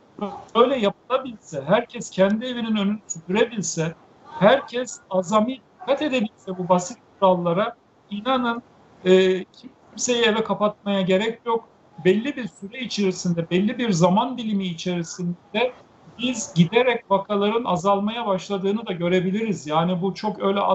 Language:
Turkish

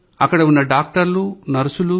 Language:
Telugu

